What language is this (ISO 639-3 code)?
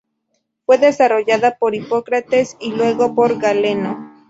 spa